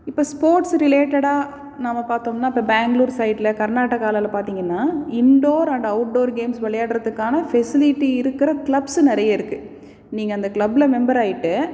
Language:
Tamil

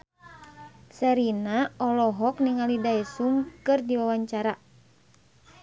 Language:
Sundanese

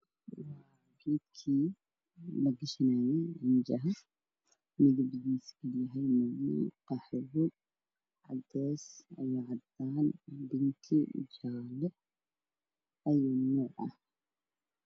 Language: Somali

